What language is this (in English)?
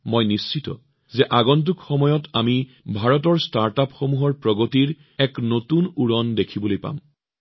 Assamese